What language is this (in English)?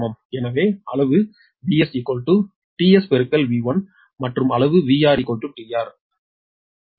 Tamil